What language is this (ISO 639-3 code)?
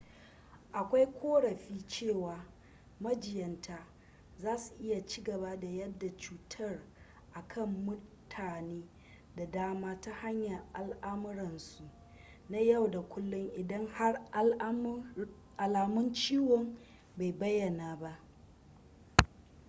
hau